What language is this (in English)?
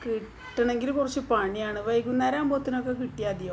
Malayalam